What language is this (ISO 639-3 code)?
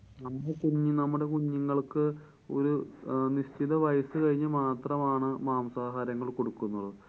mal